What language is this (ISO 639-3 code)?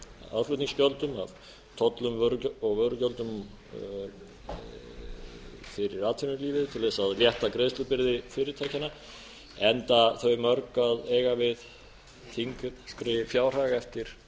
isl